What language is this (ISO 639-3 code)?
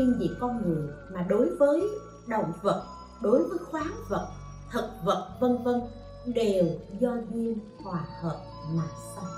vie